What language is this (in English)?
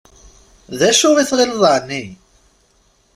Kabyle